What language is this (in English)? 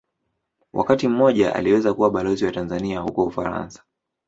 Swahili